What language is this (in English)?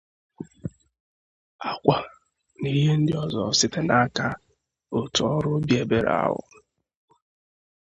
Igbo